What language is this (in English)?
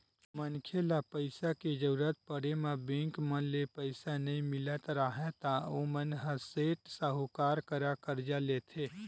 Chhattisgarhi